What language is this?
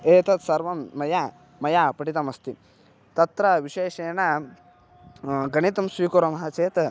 Sanskrit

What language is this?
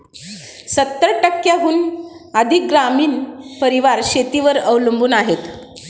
Marathi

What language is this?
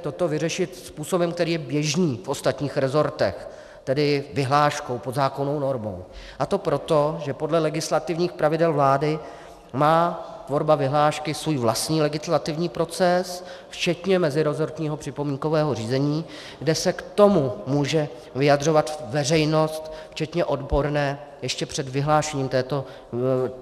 Czech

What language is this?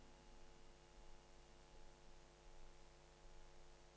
Norwegian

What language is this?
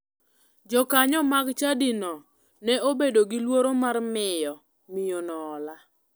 Luo (Kenya and Tanzania)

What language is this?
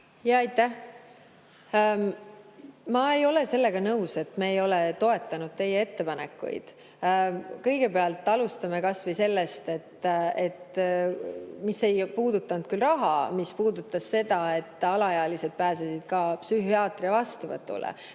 Estonian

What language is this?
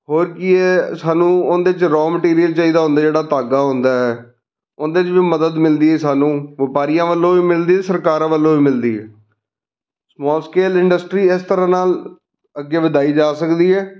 Punjabi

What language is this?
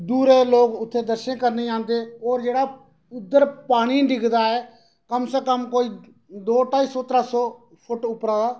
Dogri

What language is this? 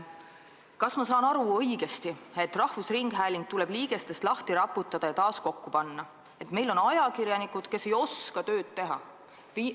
Estonian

